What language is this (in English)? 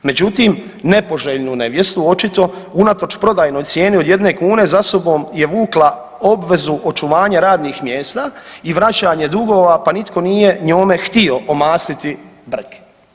Croatian